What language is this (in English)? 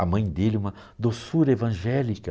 Portuguese